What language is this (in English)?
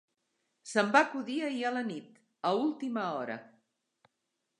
Catalan